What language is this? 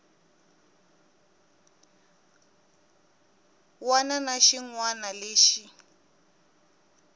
Tsonga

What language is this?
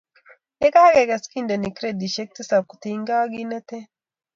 Kalenjin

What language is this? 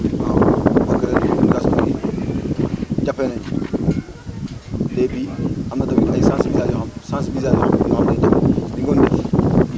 Wolof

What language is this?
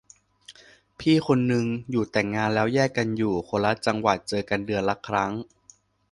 Thai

